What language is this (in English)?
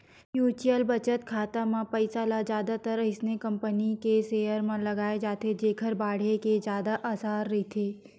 Chhattisgarhi